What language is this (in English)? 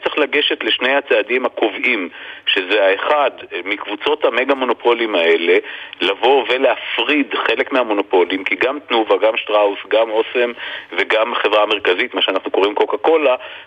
Hebrew